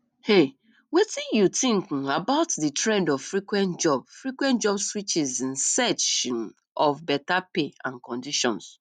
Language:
Nigerian Pidgin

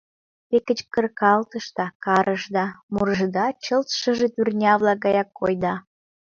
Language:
Mari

